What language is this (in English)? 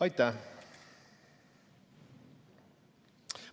Estonian